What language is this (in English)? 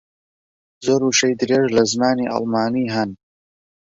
Central Kurdish